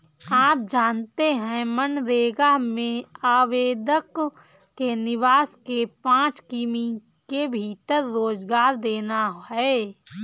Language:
Hindi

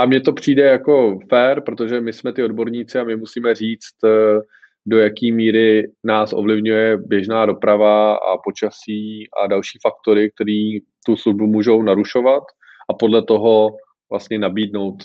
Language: Czech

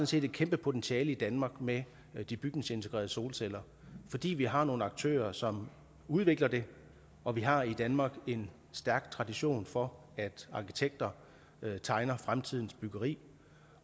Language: Danish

